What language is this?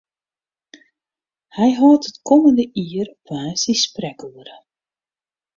Western Frisian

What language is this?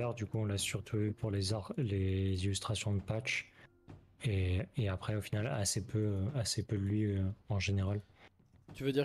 French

